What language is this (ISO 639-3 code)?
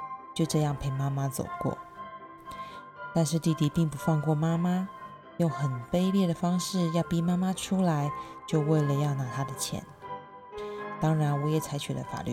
zho